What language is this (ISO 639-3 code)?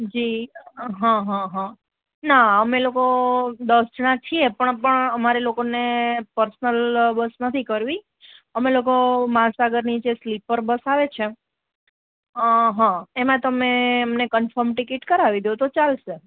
guj